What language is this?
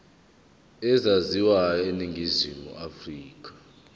Zulu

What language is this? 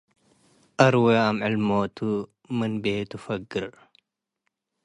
Tigre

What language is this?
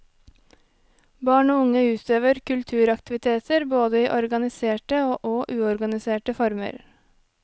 Norwegian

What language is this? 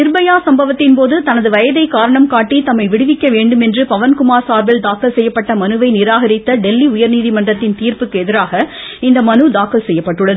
Tamil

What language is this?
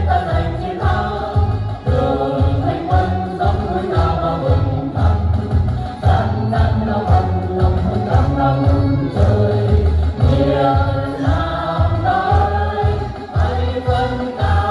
Indonesian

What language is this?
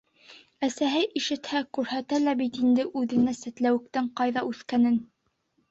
Bashkir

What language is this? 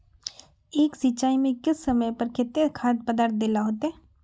Magahi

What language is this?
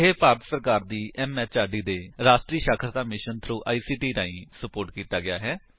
Punjabi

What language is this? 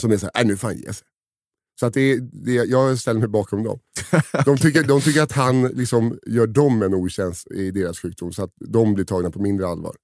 Swedish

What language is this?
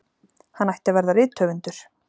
Icelandic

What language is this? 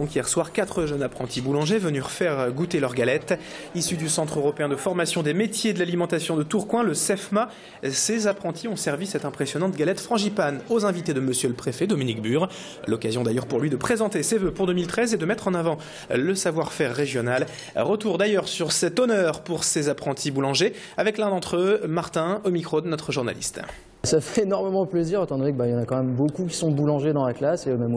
French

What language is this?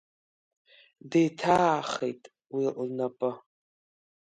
Abkhazian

